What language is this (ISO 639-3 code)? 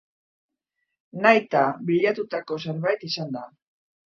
eus